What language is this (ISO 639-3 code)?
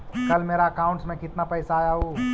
mag